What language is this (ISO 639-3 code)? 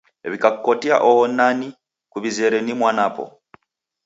dav